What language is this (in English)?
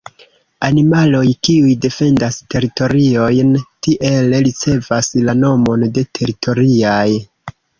Esperanto